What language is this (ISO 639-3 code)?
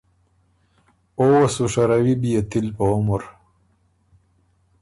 oru